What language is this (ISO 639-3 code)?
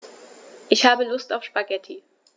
deu